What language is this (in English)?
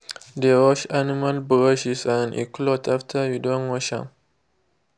Nigerian Pidgin